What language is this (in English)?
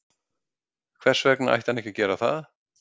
Icelandic